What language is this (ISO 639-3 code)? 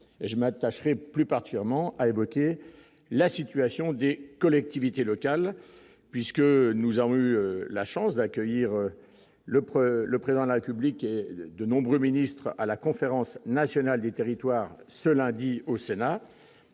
fra